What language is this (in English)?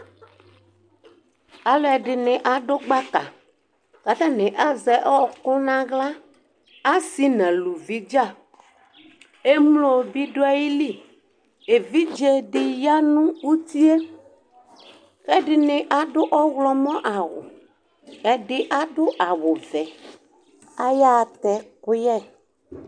Ikposo